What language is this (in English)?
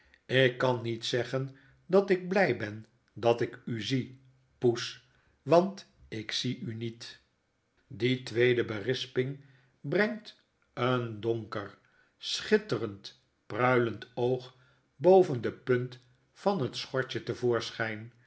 Dutch